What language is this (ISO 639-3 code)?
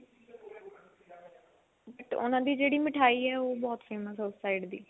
pan